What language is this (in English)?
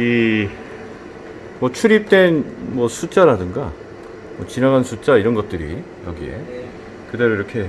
Korean